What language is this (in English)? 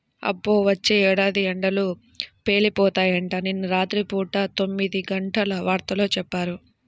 Telugu